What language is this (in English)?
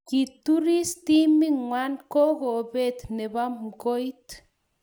Kalenjin